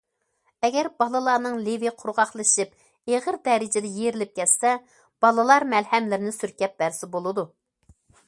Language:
Uyghur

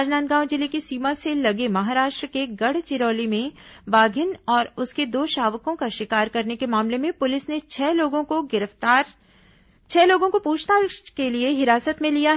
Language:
Hindi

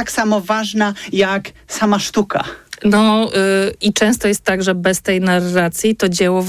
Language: Polish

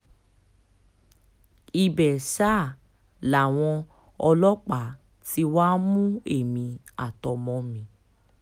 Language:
Yoruba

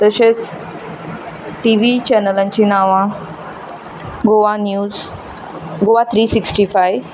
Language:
Konkani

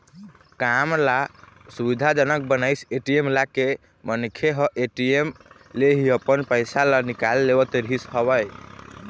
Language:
Chhattisgarhi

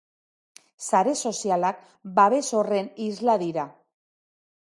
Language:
Basque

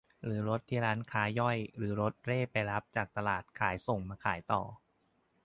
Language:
Thai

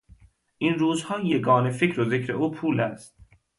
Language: Persian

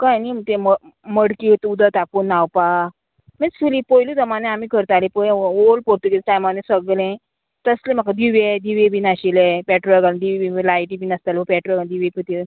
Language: Konkani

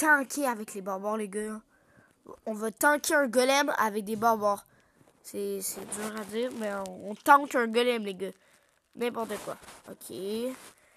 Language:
French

